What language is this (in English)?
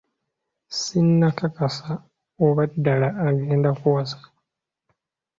Ganda